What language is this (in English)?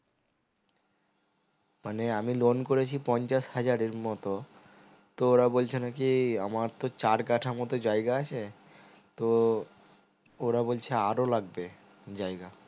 Bangla